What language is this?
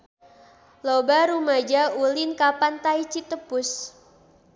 Sundanese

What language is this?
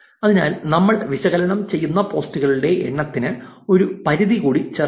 Malayalam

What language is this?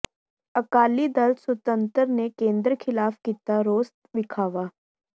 Punjabi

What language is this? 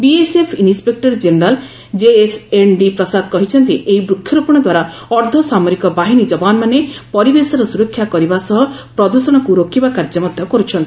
Odia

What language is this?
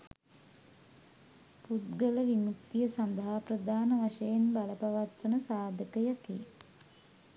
Sinhala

